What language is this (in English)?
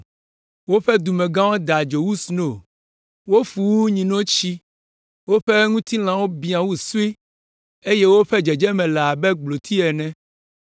Ewe